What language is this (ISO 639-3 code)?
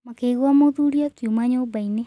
kik